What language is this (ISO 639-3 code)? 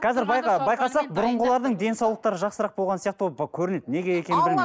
kaz